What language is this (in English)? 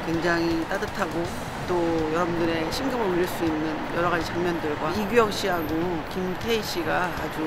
Korean